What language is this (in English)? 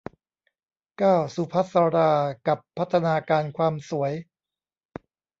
Thai